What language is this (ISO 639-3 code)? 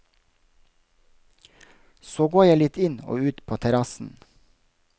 nor